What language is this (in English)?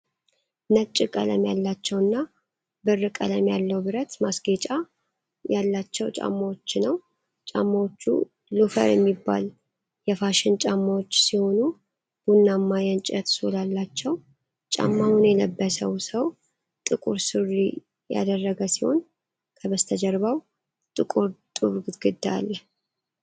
Amharic